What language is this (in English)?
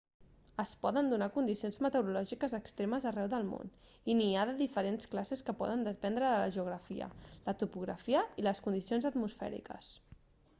Catalan